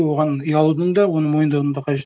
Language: Kazakh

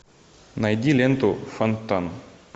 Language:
Russian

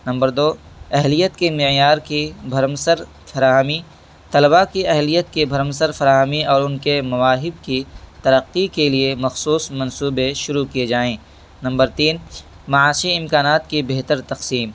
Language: Urdu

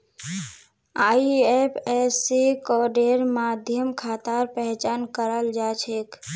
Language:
Magahi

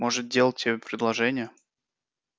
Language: Russian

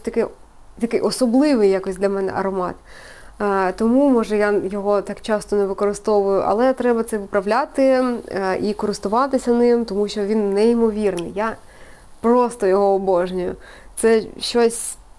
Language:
Ukrainian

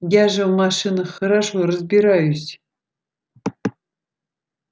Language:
Russian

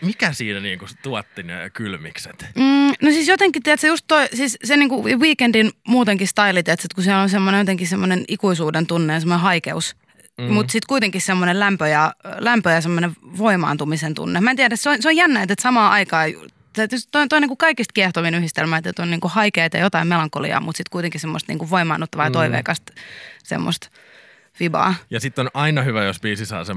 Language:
Finnish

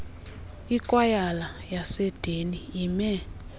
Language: Xhosa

